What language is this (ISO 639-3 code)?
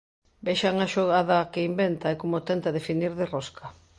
glg